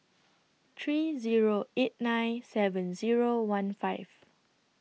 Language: English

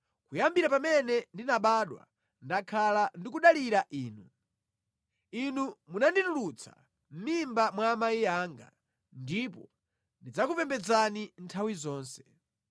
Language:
Nyanja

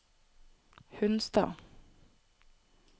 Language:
Norwegian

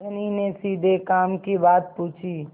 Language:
Hindi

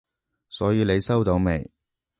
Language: Cantonese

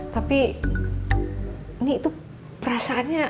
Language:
Indonesian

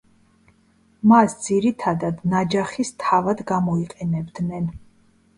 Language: Georgian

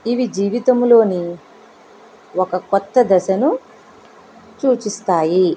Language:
Telugu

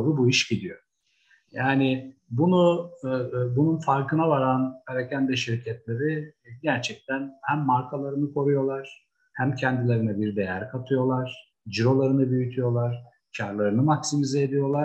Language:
Turkish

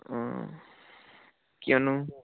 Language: Assamese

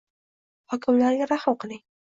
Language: Uzbek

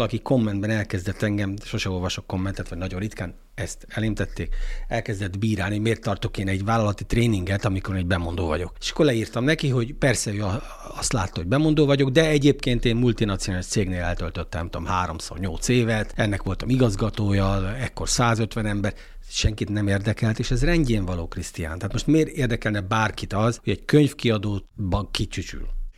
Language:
Hungarian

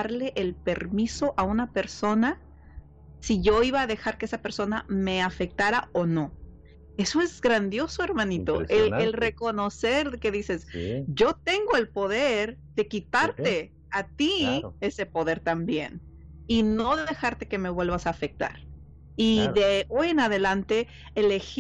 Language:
Spanish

